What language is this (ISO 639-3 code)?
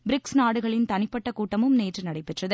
tam